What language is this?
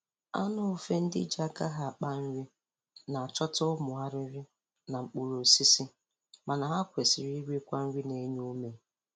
Igbo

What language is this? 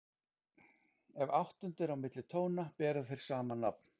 Icelandic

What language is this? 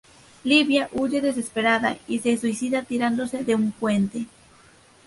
Spanish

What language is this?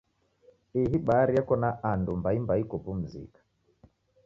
Taita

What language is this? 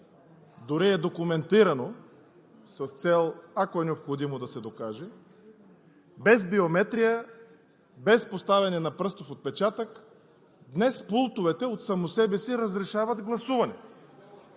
Bulgarian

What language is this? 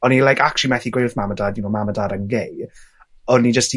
Welsh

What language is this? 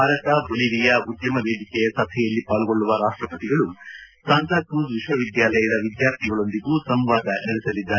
Kannada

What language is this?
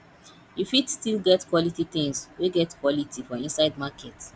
Nigerian Pidgin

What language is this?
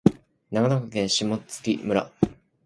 Japanese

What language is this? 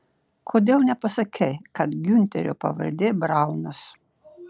Lithuanian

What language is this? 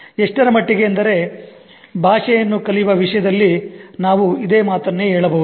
Kannada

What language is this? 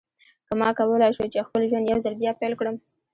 Pashto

